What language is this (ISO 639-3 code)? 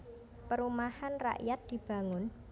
jav